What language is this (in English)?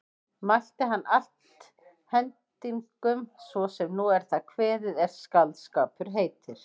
Icelandic